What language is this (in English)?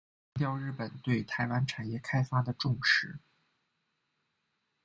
Chinese